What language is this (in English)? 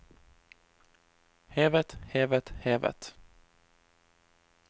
Norwegian